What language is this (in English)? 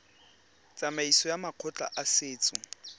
Tswana